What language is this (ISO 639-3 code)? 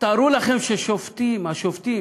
heb